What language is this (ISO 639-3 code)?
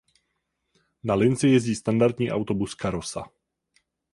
ces